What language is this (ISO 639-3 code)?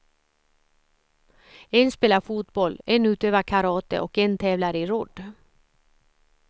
swe